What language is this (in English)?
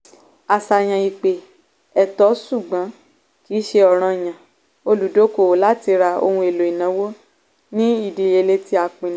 Yoruba